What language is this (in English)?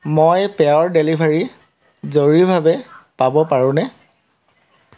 Assamese